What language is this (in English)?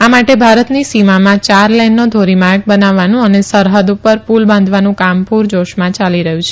Gujarati